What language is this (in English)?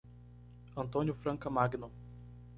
Portuguese